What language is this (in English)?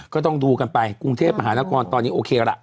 Thai